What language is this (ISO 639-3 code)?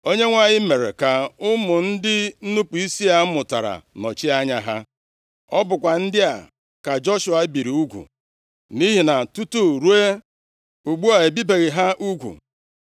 ibo